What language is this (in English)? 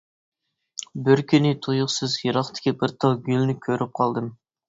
Uyghur